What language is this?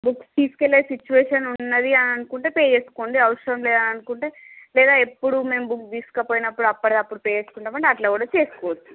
Telugu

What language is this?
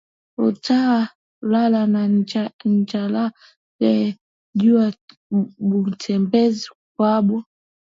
Swahili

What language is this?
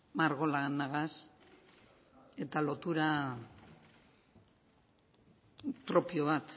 Basque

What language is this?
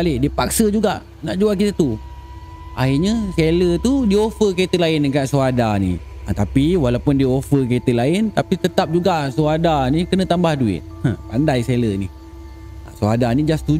Malay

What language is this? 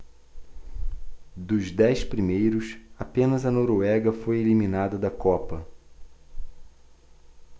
Portuguese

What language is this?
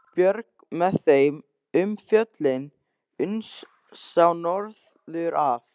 Icelandic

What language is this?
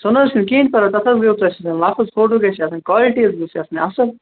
Kashmiri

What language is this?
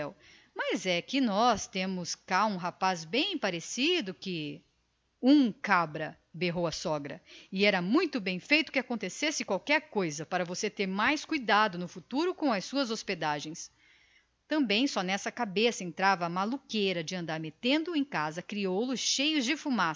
Portuguese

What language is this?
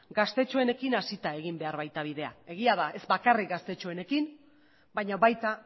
Basque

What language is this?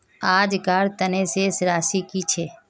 Magahi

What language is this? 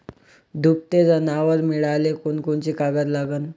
Marathi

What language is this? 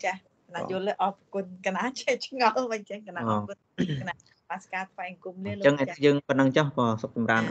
Vietnamese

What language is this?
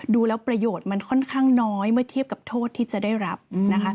Thai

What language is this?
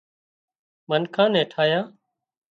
Wadiyara Koli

